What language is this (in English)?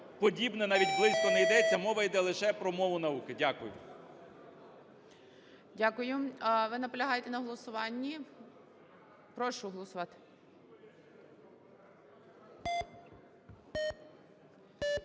Ukrainian